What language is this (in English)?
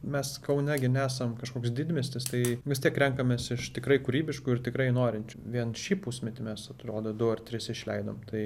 Lithuanian